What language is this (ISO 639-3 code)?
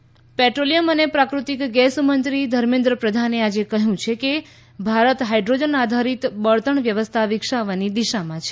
guj